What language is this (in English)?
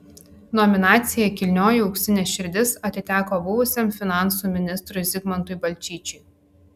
Lithuanian